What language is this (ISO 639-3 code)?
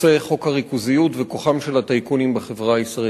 heb